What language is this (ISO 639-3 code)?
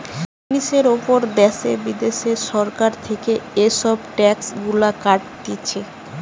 ben